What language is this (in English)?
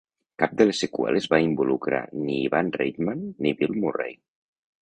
Catalan